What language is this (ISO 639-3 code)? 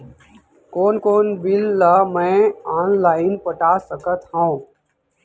hne